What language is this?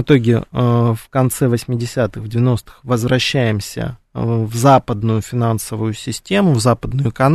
Russian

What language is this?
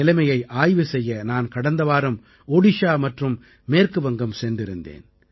Tamil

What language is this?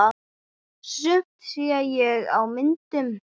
Icelandic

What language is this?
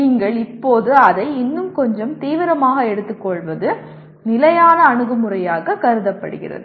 Tamil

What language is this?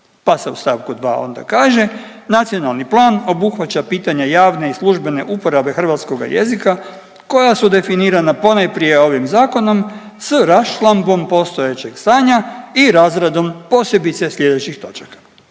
Croatian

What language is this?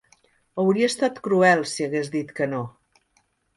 Catalan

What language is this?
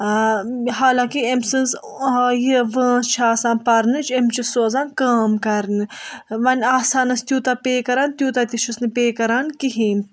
Kashmiri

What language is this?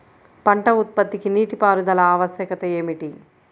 Telugu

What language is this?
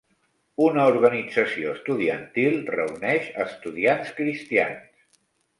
Catalan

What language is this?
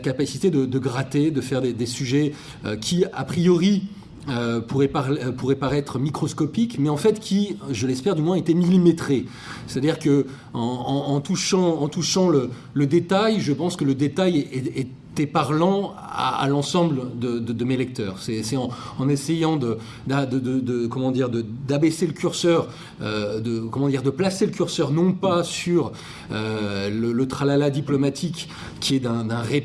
French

